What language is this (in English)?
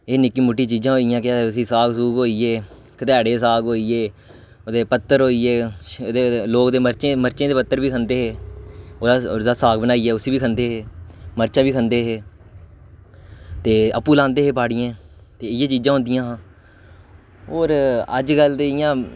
Dogri